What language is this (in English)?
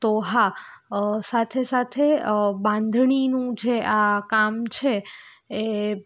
Gujarati